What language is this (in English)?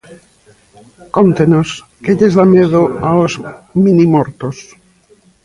Galician